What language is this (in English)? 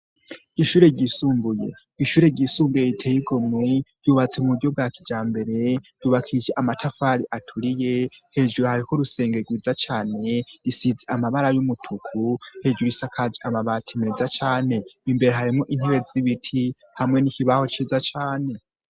Rundi